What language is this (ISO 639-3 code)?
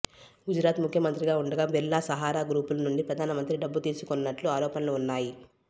tel